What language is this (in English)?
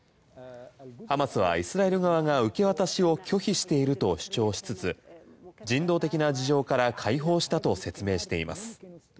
Japanese